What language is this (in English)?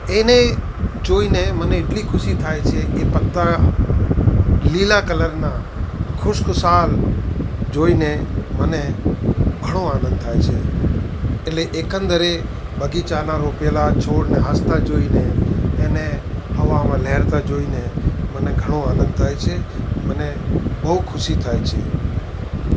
Gujarati